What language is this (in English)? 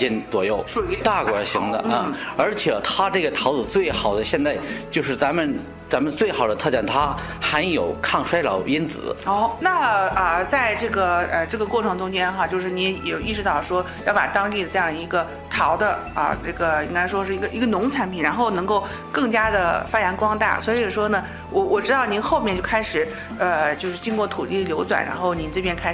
Chinese